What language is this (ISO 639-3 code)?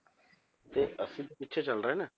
pan